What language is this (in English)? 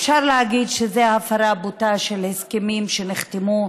Hebrew